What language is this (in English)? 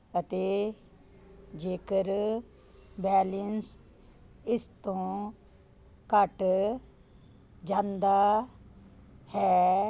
Punjabi